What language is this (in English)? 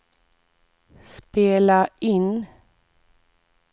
Swedish